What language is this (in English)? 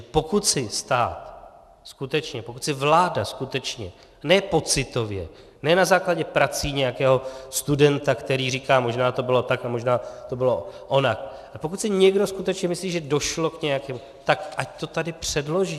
Czech